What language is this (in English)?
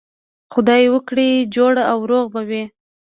Pashto